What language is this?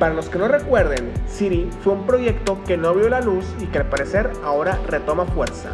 Spanish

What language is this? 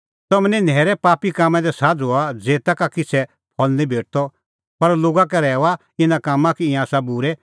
Kullu Pahari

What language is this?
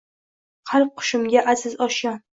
Uzbek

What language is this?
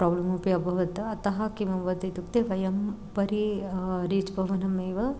Sanskrit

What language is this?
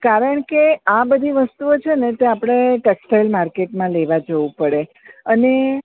Gujarati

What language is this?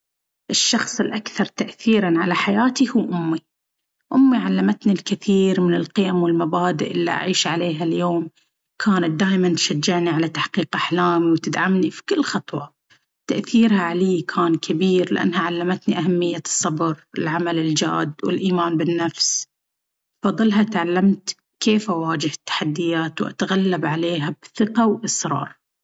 Baharna Arabic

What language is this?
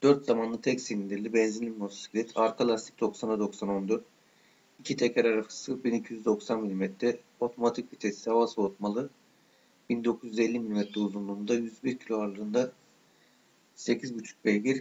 Turkish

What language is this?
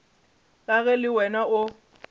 Northern Sotho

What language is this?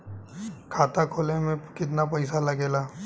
Bhojpuri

